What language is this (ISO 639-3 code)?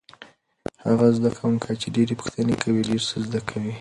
pus